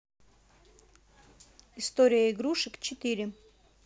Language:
Russian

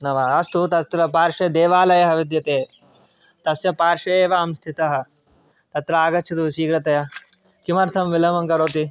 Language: Sanskrit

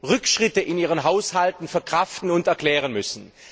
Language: German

